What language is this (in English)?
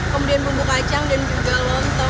Indonesian